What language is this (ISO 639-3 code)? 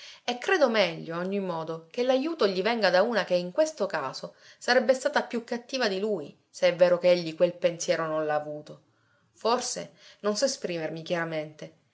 ita